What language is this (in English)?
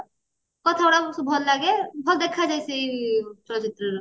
Odia